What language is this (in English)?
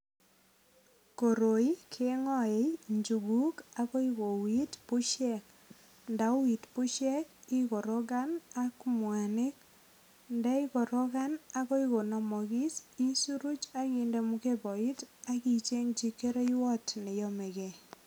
Kalenjin